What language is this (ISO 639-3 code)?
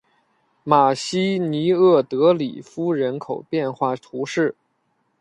zho